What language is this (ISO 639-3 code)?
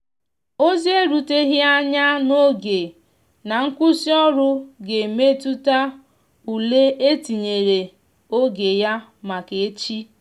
ibo